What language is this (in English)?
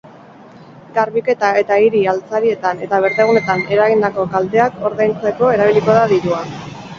Basque